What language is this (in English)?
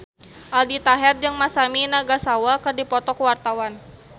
Sundanese